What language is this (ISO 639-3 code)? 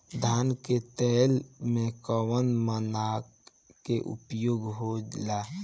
bho